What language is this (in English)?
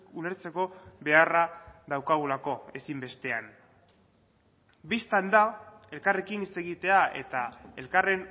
Basque